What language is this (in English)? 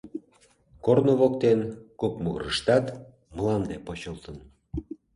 Mari